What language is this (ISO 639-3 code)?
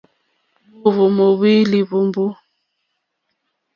bri